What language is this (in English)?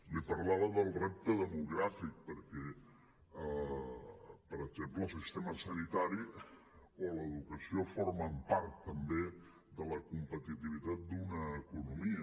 Catalan